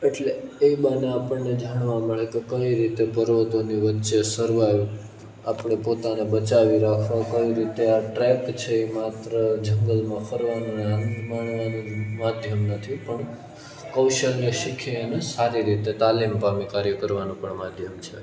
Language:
Gujarati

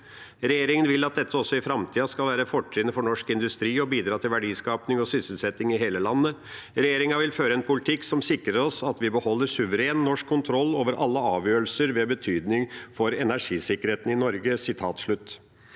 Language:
Norwegian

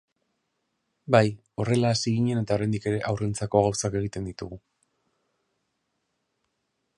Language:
Basque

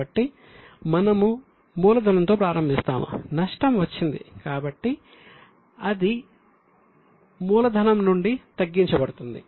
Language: Telugu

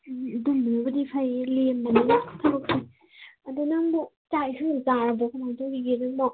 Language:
Manipuri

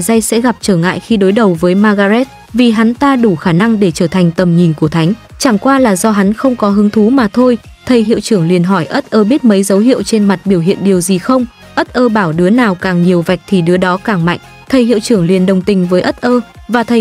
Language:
Vietnamese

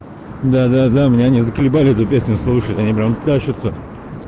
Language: Russian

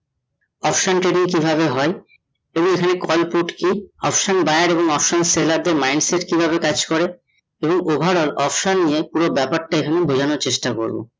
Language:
Bangla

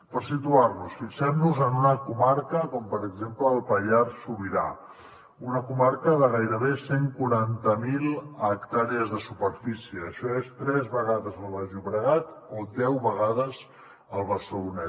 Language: Catalan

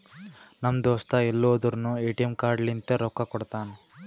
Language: Kannada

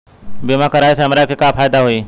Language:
Bhojpuri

